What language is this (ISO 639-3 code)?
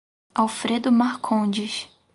por